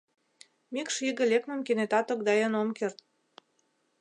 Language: Mari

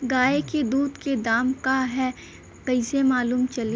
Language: Bhojpuri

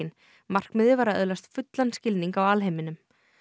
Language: Icelandic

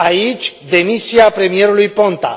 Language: Romanian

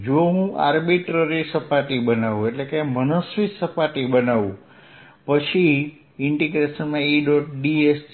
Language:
Gujarati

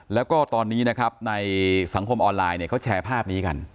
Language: Thai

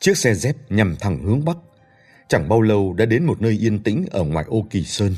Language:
Vietnamese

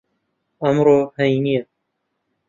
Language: Central Kurdish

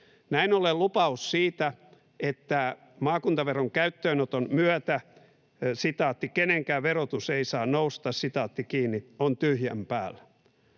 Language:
Finnish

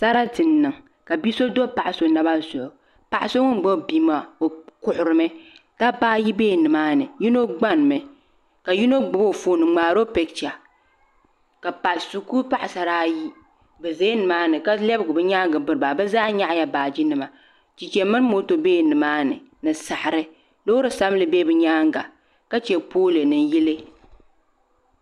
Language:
Dagbani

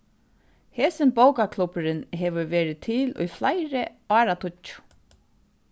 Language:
Faroese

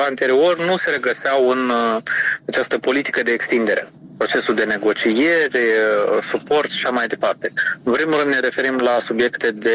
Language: Romanian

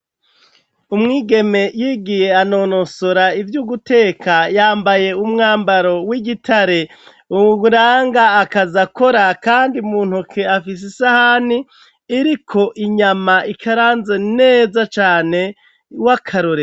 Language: Rundi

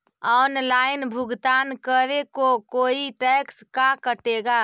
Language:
Magahi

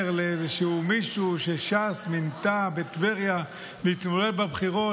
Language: Hebrew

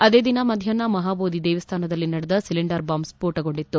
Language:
Kannada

